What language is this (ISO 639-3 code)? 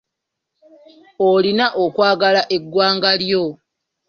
lug